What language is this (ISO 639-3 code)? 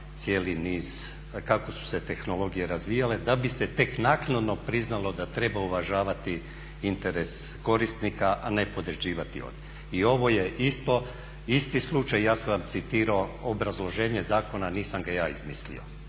hrv